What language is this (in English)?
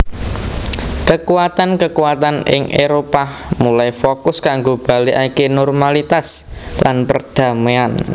Javanese